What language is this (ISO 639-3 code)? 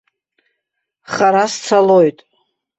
abk